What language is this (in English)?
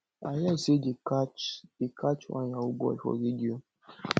Nigerian Pidgin